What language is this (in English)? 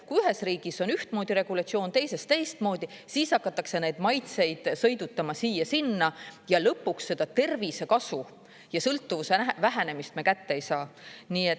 Estonian